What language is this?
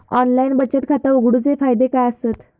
Marathi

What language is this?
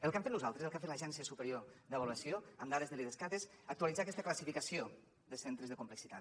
Catalan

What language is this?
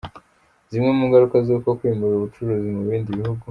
Kinyarwanda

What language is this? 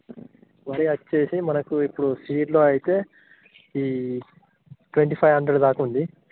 Telugu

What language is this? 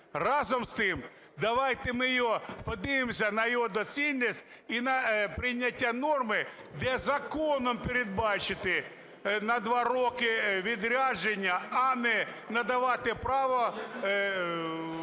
Ukrainian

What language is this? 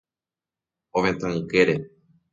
Guarani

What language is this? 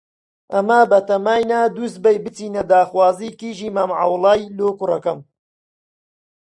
Central Kurdish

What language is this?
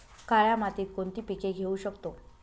Marathi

